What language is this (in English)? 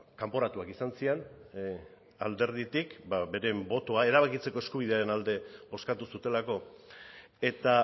Basque